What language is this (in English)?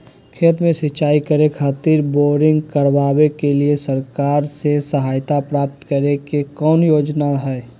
Magahi